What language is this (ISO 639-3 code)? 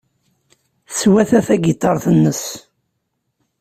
kab